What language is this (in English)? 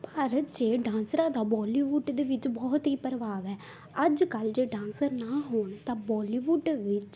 Punjabi